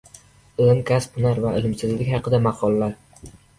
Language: Uzbek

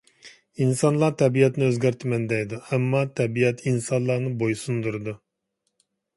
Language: Uyghur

